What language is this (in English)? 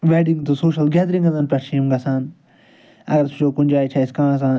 Kashmiri